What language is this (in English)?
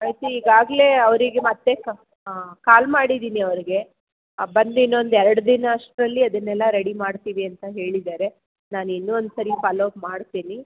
Kannada